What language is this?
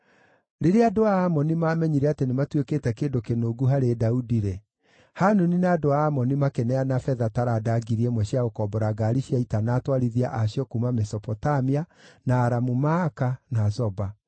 Kikuyu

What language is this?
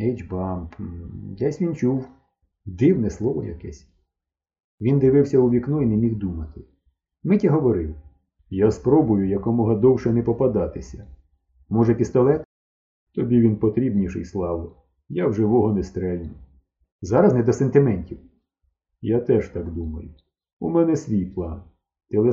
Ukrainian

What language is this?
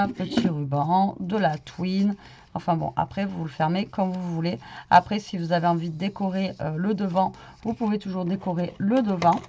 French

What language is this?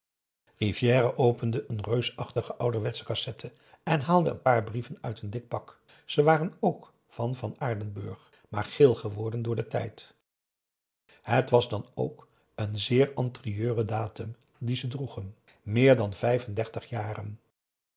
Dutch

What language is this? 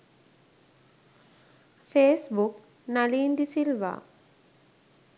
Sinhala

